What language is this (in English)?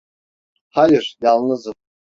Turkish